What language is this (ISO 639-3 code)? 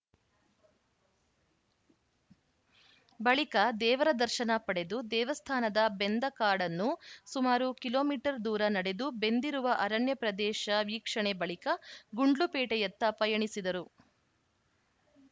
kan